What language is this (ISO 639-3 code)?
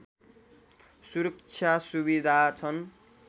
nep